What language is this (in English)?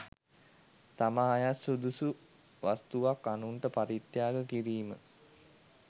Sinhala